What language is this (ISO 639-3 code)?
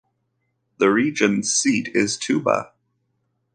eng